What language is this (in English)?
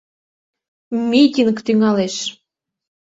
Mari